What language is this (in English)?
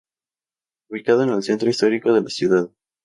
Spanish